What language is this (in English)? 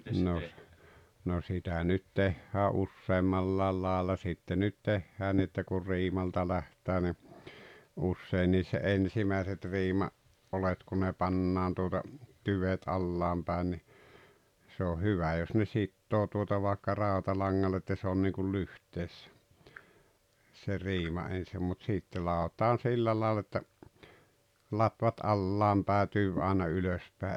Finnish